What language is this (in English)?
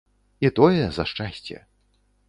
Belarusian